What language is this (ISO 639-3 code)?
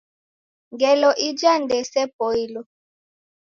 dav